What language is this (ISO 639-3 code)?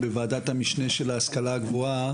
heb